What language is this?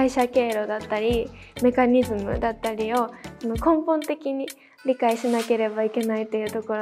Japanese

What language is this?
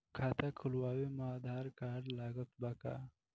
Bhojpuri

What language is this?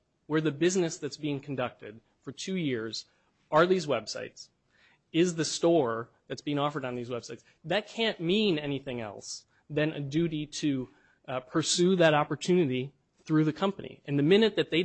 English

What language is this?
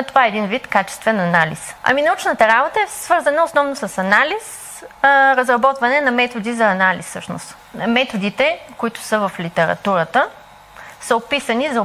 Bulgarian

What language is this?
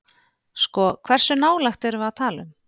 Icelandic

